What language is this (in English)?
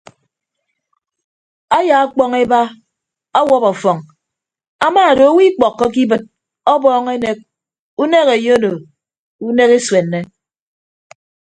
Ibibio